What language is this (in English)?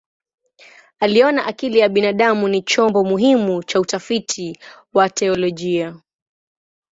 Swahili